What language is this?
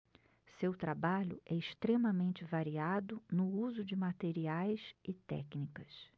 Portuguese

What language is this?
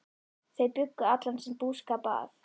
Icelandic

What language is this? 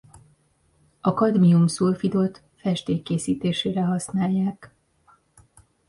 Hungarian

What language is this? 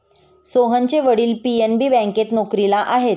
Marathi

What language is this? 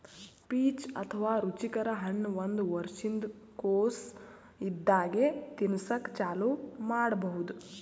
Kannada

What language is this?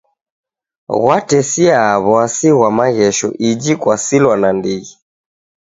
Taita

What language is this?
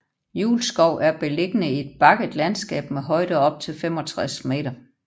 Danish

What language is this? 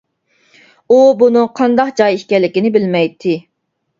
Uyghur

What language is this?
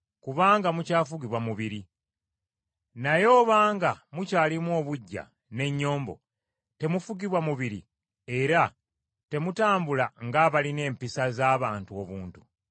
Ganda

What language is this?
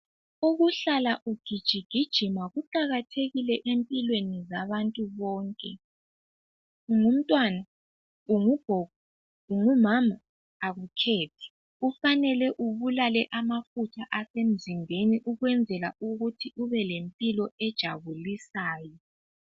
North Ndebele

